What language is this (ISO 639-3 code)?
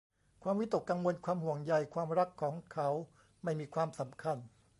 tha